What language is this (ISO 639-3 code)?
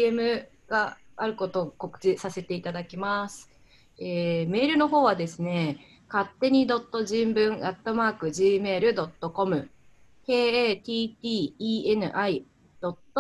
jpn